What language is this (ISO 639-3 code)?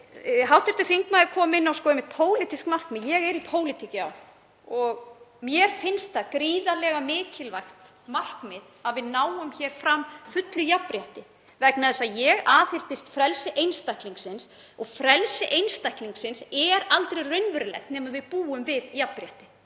isl